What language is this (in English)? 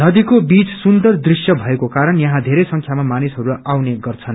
Nepali